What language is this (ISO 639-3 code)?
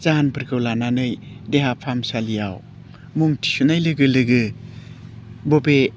brx